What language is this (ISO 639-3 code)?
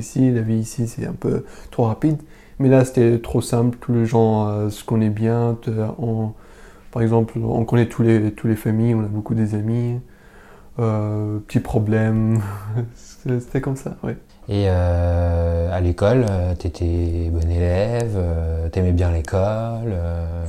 fra